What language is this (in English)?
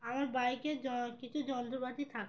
Bangla